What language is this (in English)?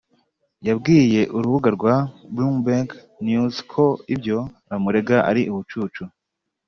Kinyarwanda